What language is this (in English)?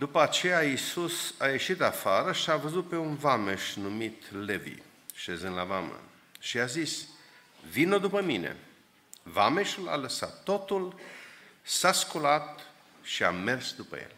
Romanian